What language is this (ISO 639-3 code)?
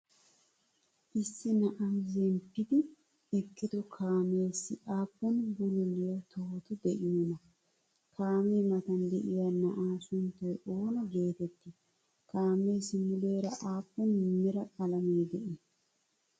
wal